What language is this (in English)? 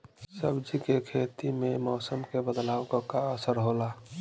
Bhojpuri